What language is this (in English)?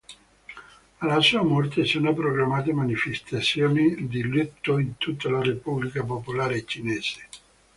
Italian